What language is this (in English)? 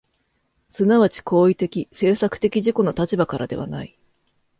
Japanese